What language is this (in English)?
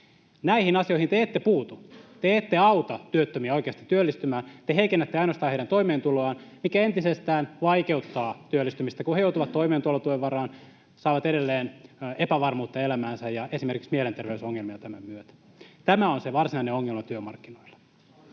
Finnish